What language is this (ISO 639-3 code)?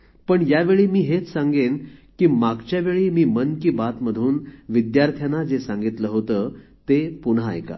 mar